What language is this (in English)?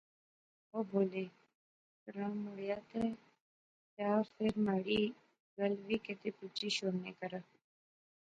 Pahari-Potwari